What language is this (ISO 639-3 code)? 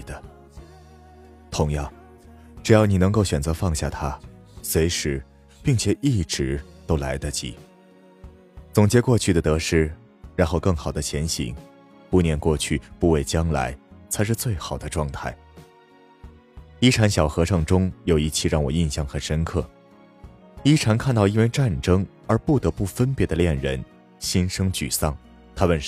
zho